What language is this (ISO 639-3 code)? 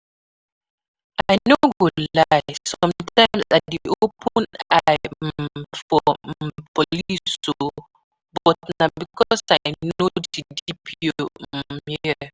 pcm